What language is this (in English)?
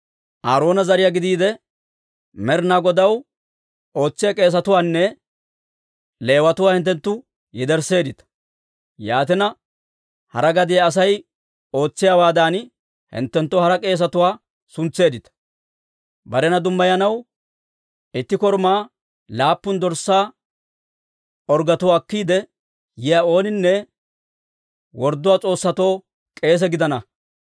Dawro